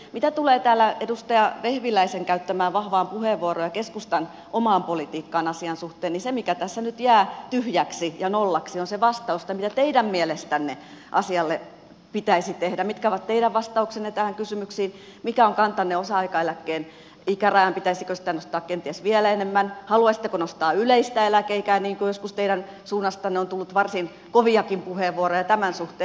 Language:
Finnish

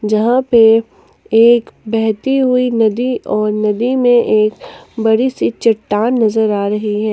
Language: Hindi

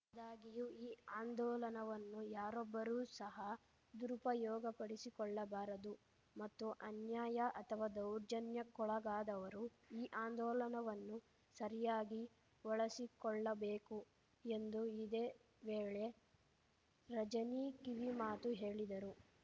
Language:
Kannada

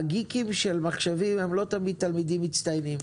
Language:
Hebrew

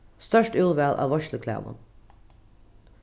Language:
Faroese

